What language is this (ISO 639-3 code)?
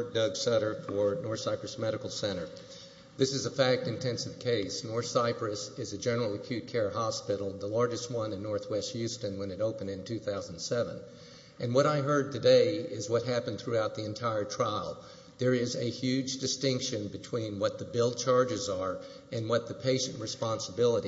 eng